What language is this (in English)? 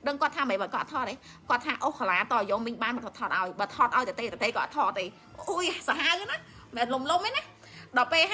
Vietnamese